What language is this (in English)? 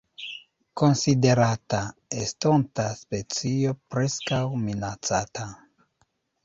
Esperanto